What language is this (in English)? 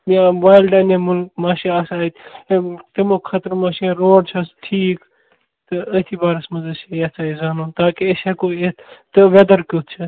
Kashmiri